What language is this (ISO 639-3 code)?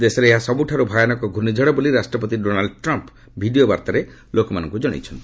ori